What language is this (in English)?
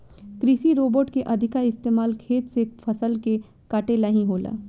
Bhojpuri